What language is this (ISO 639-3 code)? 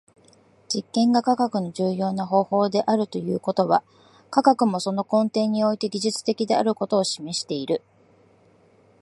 jpn